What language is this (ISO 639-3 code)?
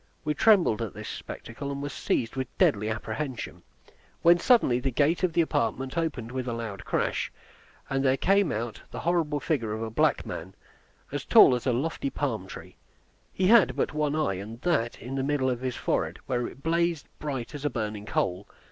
eng